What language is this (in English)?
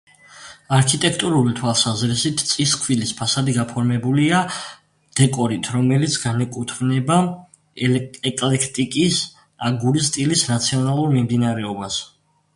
Georgian